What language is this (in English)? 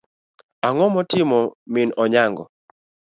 Luo (Kenya and Tanzania)